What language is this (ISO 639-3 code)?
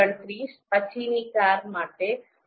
guj